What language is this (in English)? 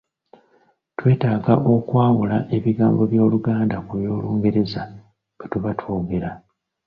Ganda